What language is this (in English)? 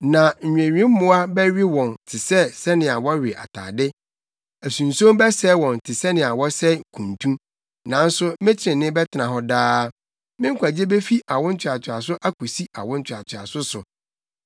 Akan